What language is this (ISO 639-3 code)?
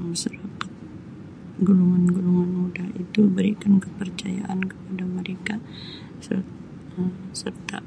msi